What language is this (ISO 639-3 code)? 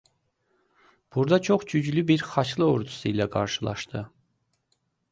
aze